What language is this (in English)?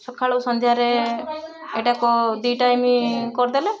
Odia